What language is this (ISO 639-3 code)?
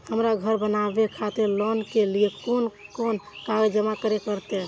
mai